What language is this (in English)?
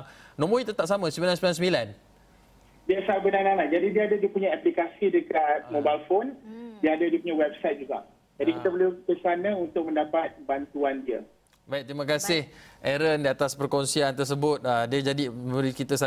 Malay